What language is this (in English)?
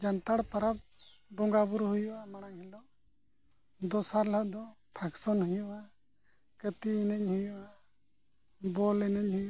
Santali